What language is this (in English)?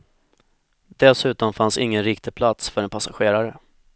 Swedish